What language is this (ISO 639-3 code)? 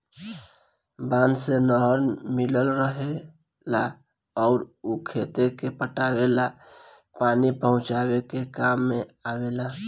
bho